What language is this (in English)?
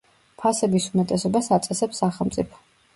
Georgian